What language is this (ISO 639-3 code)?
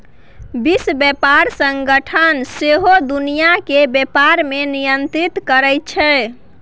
mai